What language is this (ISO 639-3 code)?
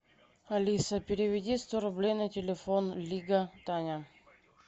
rus